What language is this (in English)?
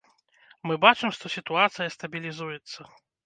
Belarusian